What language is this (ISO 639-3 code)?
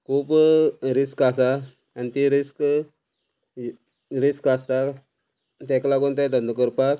kok